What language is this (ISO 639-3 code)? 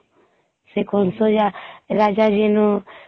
ori